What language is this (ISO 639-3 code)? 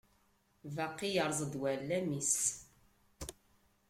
kab